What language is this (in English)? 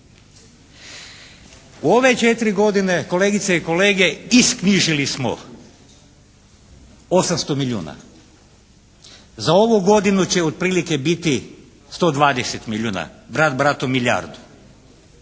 Croatian